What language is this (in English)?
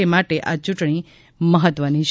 Gujarati